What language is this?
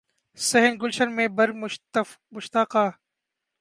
Urdu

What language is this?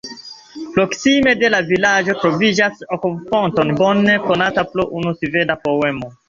Esperanto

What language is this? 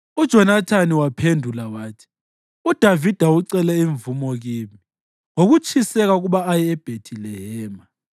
North Ndebele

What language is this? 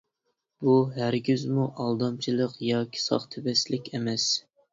Uyghur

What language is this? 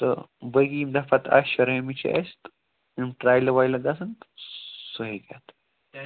Kashmiri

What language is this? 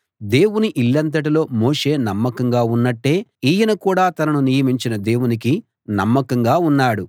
Telugu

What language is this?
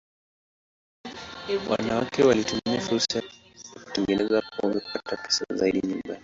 Swahili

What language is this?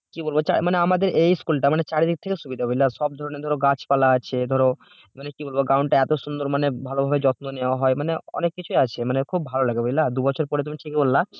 Bangla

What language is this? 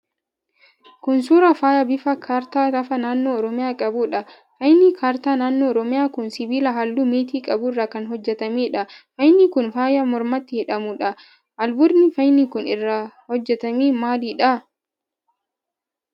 Oromo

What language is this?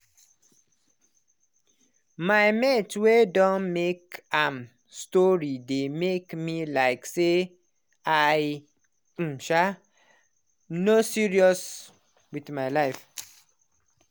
Nigerian Pidgin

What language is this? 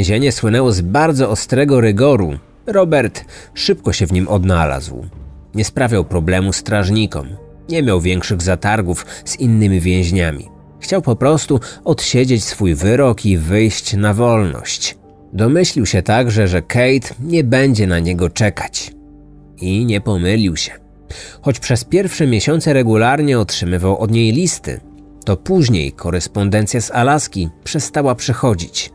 Polish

